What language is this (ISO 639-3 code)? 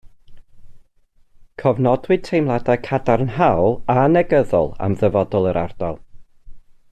cym